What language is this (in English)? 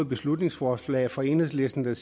Danish